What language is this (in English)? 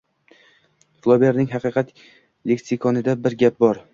Uzbek